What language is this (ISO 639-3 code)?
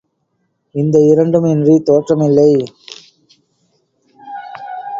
tam